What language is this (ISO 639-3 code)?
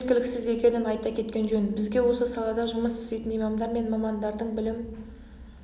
kaz